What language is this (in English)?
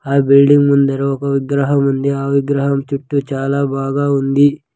Telugu